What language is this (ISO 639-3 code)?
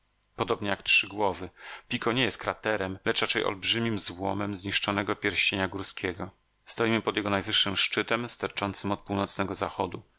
pol